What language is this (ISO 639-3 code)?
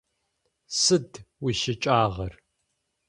ady